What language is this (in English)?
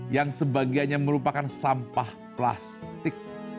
Indonesian